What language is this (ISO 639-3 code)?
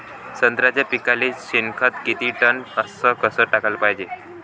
mar